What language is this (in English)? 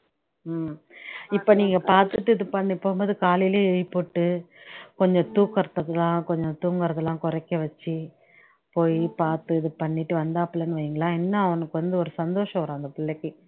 Tamil